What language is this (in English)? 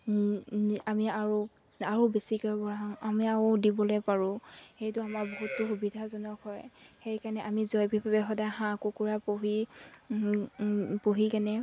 Assamese